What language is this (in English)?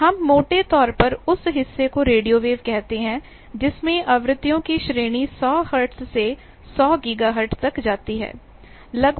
Hindi